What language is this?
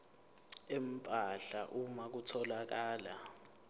Zulu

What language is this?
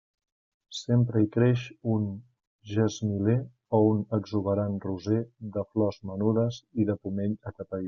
Catalan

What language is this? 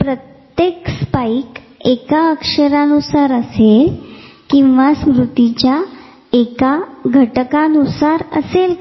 Marathi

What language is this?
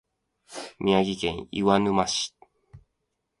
Japanese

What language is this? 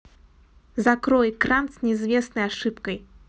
Russian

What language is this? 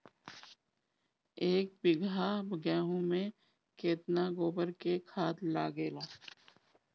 Bhojpuri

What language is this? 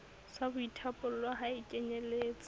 Southern Sotho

